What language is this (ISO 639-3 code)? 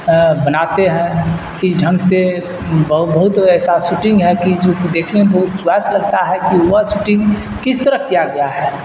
urd